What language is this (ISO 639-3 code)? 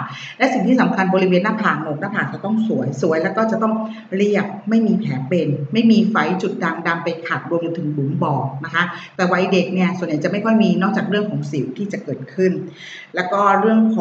tha